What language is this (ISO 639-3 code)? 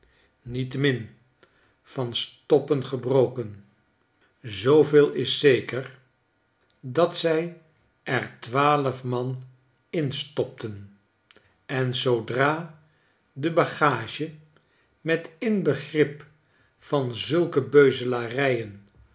nld